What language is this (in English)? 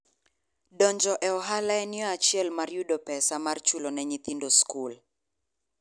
Luo (Kenya and Tanzania)